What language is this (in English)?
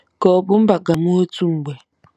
Igbo